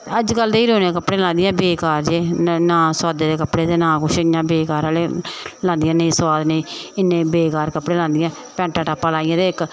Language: Dogri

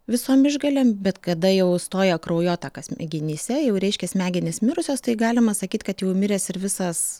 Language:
Lithuanian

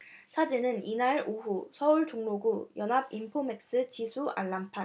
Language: Korean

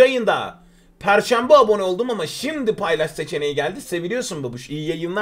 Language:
Turkish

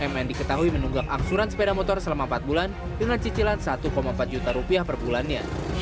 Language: Indonesian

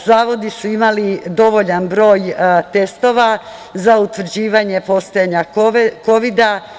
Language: Serbian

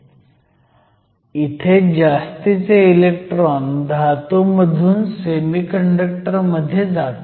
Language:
Marathi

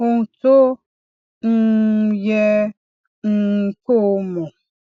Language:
Yoruba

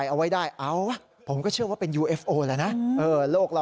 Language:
Thai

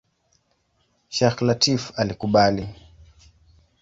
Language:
Swahili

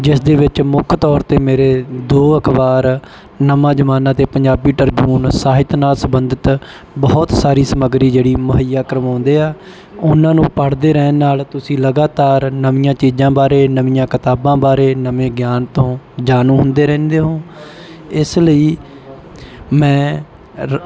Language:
Punjabi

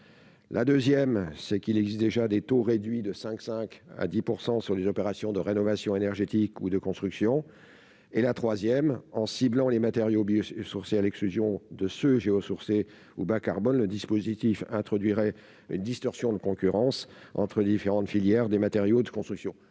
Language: French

